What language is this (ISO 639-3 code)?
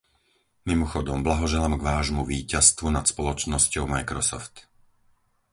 slk